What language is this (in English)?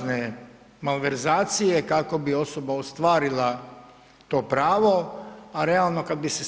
Croatian